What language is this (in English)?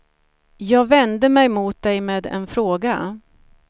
Swedish